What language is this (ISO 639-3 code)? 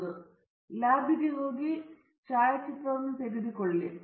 kan